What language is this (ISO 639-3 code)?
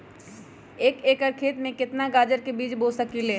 mag